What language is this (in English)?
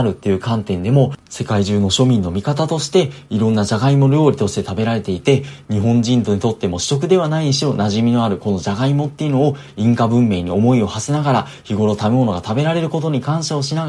Japanese